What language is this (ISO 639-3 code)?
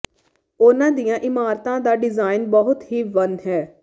pan